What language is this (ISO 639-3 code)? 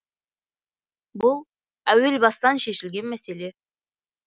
kaz